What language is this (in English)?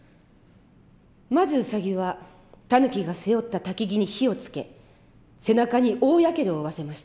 Japanese